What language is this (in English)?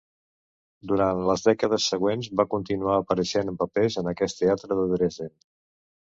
Catalan